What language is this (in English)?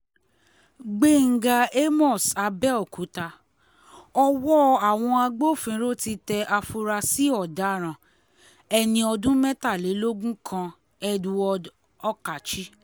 Yoruba